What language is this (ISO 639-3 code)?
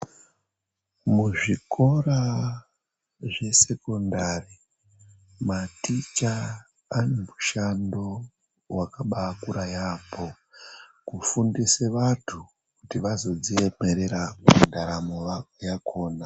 ndc